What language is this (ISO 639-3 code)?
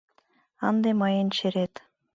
chm